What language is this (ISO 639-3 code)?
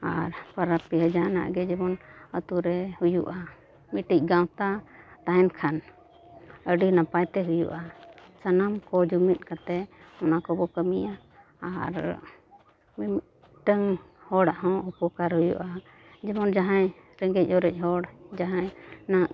sat